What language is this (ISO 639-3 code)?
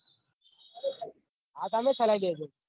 guj